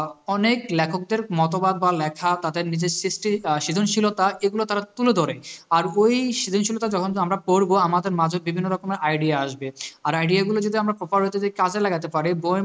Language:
Bangla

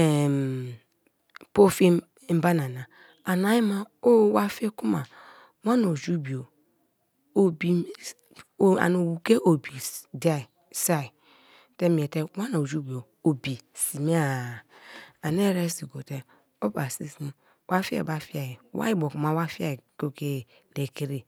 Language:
Kalabari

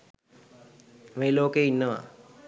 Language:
Sinhala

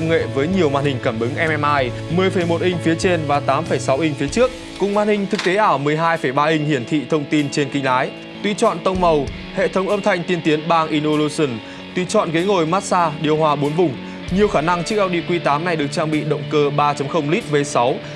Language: Vietnamese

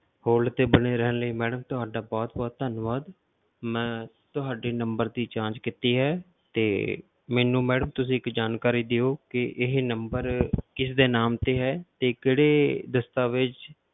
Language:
Punjabi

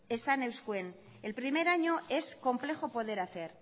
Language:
Spanish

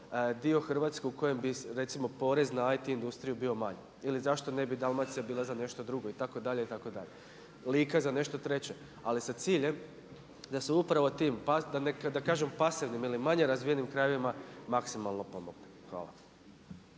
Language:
Croatian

